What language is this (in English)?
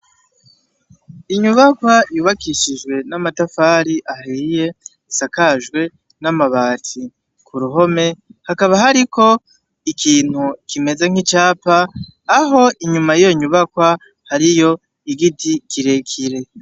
Rundi